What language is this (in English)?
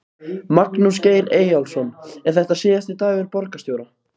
Icelandic